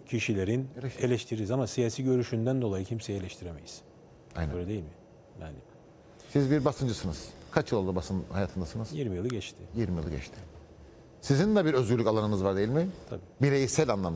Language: Turkish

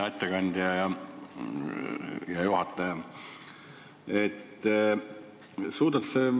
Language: Estonian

